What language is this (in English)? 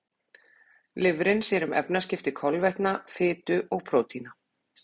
Icelandic